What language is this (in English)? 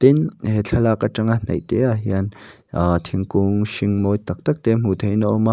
Mizo